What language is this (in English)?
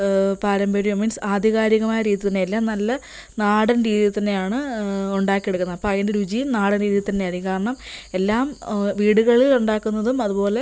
Malayalam